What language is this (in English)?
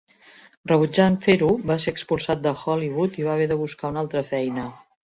Catalan